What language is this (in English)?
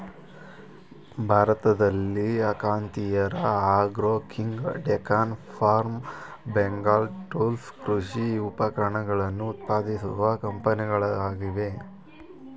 Kannada